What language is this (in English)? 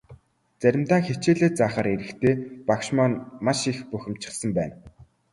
Mongolian